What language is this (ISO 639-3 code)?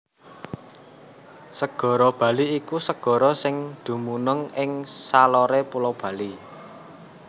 jav